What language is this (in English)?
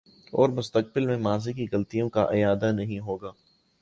Urdu